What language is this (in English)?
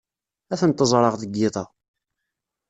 Kabyle